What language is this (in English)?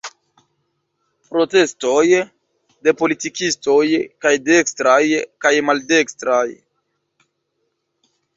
Esperanto